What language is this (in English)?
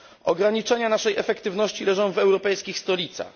Polish